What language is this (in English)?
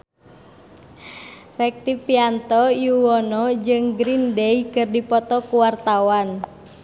Sundanese